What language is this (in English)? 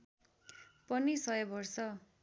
Nepali